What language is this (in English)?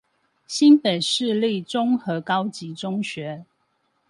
Chinese